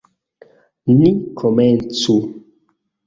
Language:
Esperanto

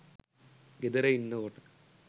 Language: Sinhala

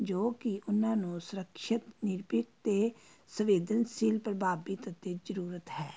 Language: Punjabi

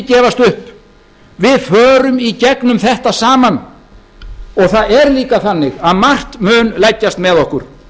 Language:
Icelandic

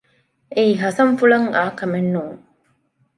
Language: Divehi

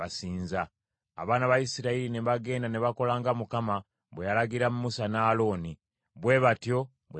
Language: Ganda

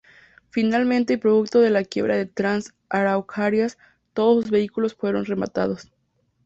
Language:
Spanish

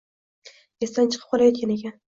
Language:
Uzbek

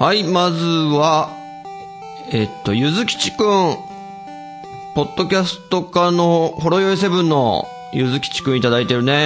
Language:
Japanese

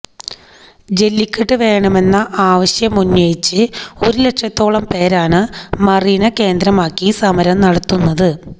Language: Malayalam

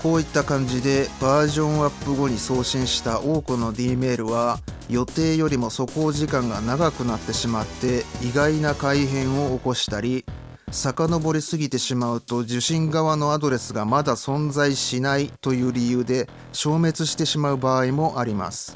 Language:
Japanese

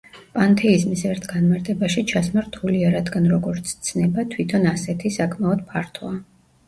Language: Georgian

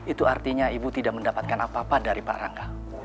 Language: Indonesian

